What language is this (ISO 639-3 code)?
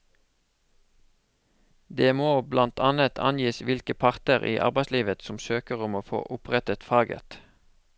nor